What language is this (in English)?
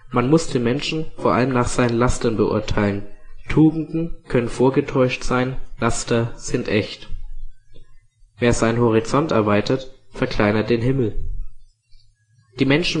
German